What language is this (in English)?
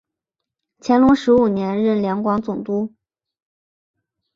Chinese